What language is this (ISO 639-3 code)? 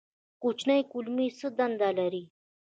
pus